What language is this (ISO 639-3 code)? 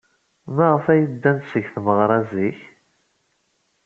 kab